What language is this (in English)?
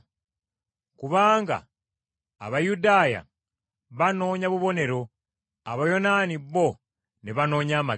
Ganda